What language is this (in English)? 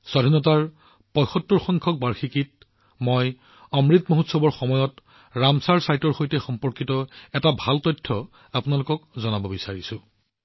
Assamese